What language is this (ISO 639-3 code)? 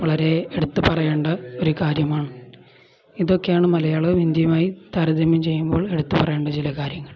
mal